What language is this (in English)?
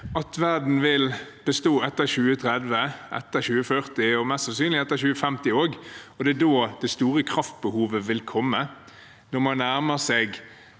Norwegian